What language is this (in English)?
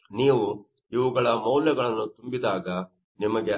Kannada